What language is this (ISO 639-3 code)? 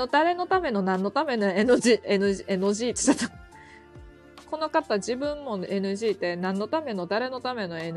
jpn